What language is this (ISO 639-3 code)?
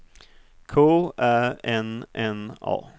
swe